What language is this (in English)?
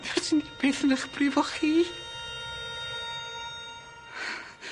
Welsh